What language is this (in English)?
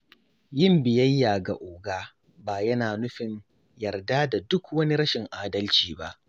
Hausa